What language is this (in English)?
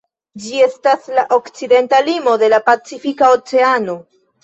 Esperanto